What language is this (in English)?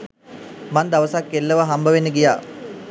Sinhala